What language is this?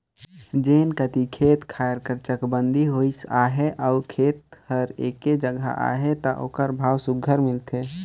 Chhattisgarhi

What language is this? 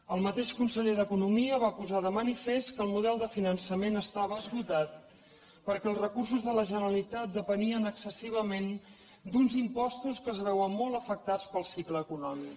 Catalan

